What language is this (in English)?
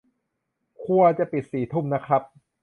Thai